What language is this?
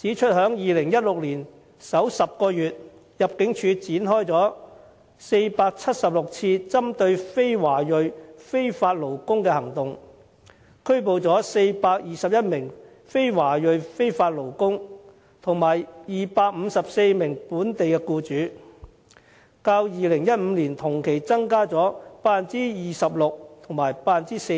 Cantonese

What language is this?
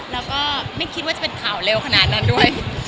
Thai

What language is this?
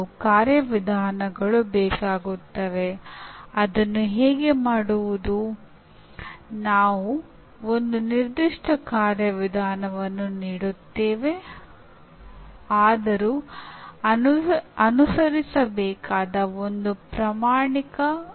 Kannada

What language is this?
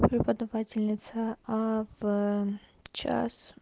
Russian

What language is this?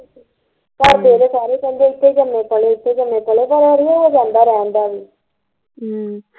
Punjabi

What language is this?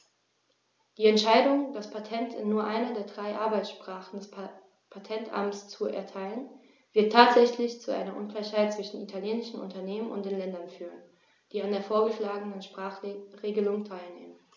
German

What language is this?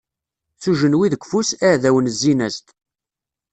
Kabyle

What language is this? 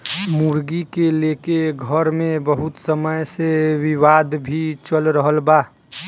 Bhojpuri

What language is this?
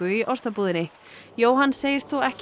Icelandic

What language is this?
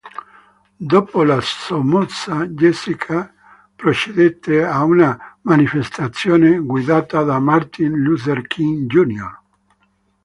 Italian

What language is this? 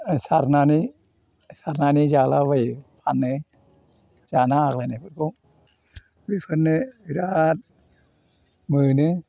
Bodo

